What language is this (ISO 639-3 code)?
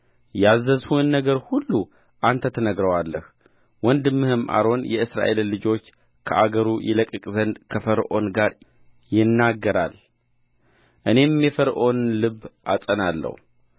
amh